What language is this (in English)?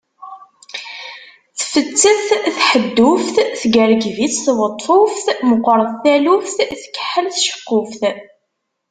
Kabyle